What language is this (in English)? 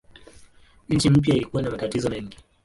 Swahili